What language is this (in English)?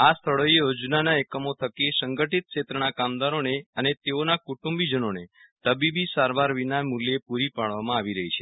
Gujarati